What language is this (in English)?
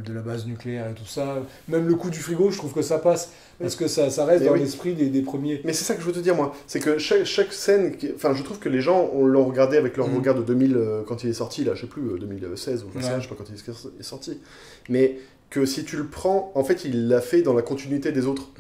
French